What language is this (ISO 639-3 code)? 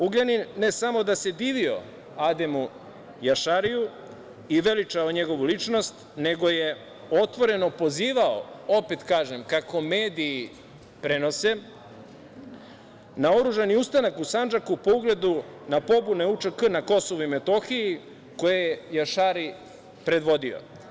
srp